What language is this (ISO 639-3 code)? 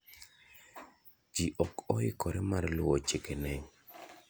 luo